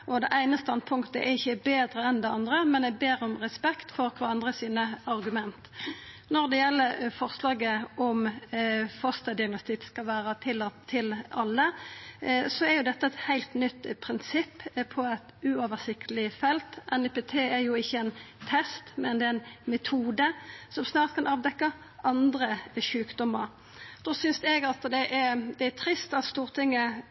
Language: Norwegian Nynorsk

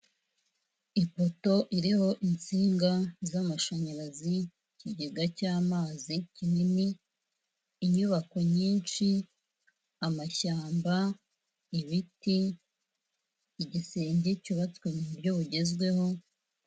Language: Kinyarwanda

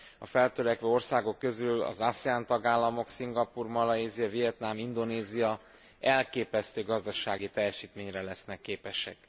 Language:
Hungarian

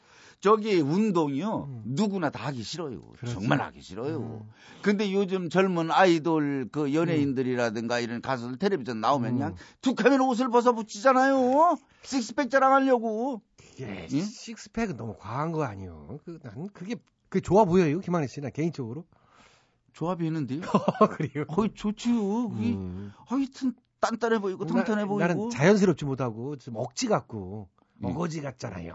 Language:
Korean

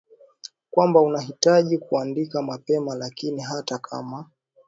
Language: Swahili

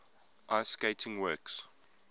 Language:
English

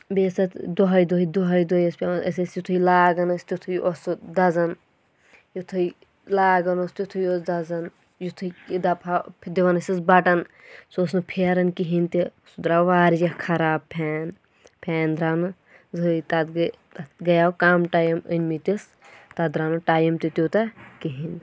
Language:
Kashmiri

